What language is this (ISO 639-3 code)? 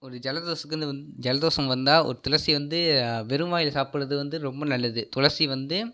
tam